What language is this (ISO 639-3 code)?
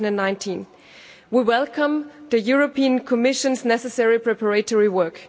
eng